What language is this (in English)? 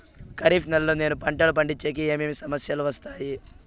Telugu